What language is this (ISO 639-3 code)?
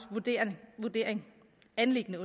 dan